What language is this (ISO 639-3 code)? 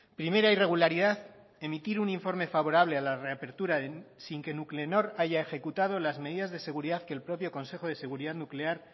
spa